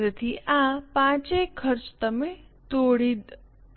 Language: Gujarati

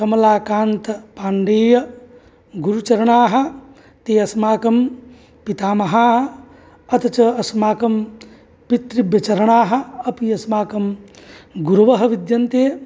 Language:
Sanskrit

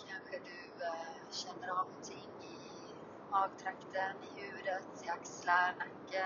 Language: Swedish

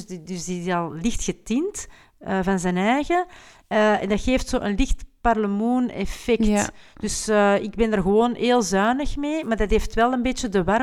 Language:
Dutch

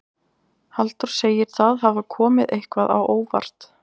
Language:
Icelandic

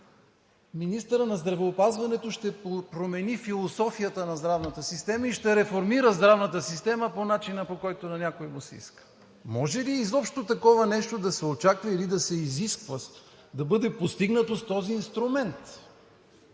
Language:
Bulgarian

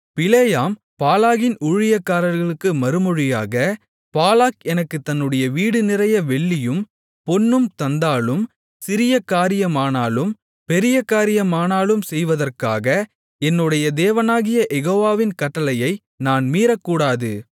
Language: Tamil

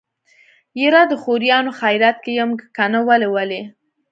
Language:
Pashto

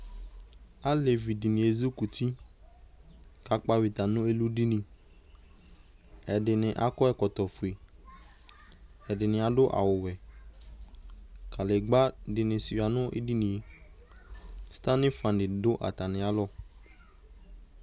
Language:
Ikposo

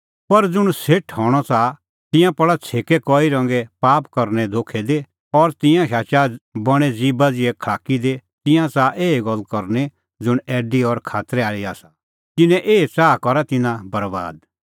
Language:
Kullu Pahari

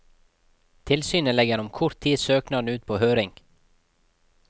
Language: Norwegian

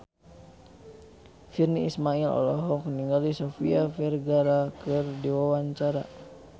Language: Sundanese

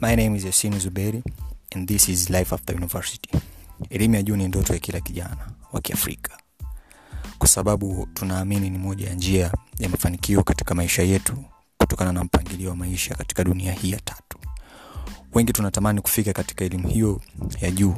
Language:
Swahili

